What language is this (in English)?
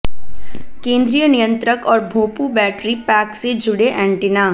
Hindi